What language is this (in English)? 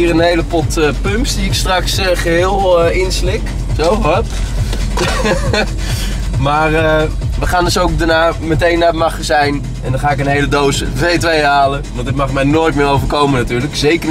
Dutch